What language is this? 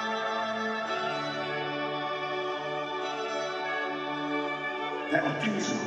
Hungarian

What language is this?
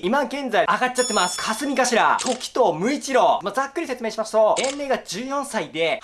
Japanese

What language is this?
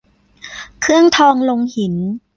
Thai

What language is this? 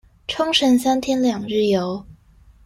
Chinese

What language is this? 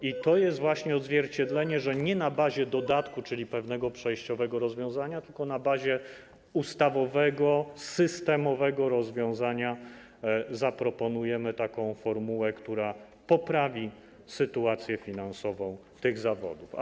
Polish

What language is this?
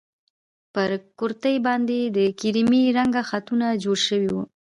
Pashto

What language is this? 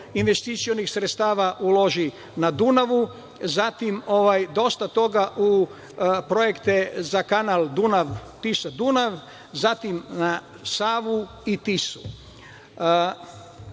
Serbian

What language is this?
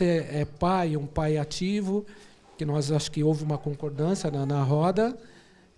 Portuguese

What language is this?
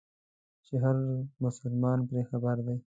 Pashto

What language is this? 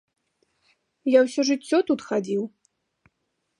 Belarusian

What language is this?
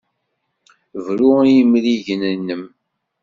Kabyle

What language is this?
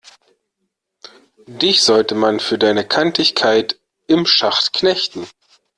German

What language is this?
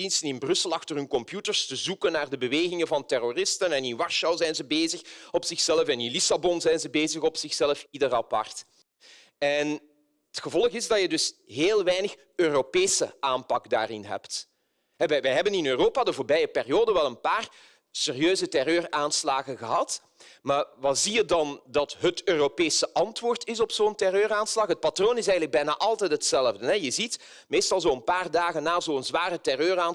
Dutch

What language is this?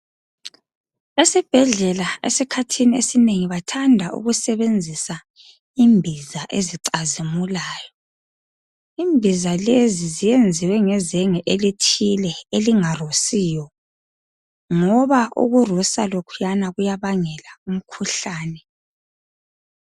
North Ndebele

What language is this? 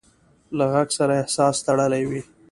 Pashto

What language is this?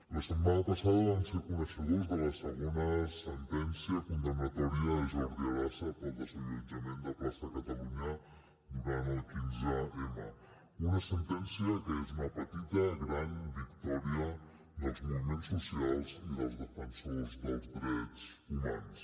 Catalan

